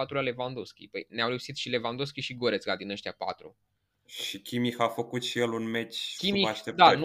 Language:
Romanian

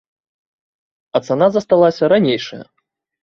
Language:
Belarusian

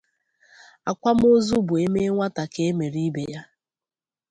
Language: Igbo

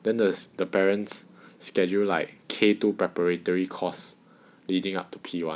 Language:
English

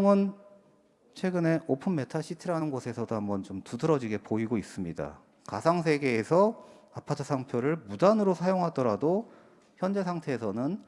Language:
Korean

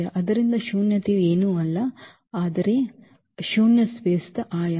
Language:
Kannada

